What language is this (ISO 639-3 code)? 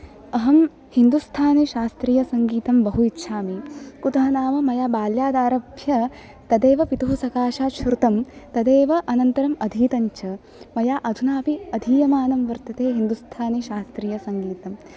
san